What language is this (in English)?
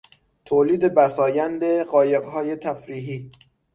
Persian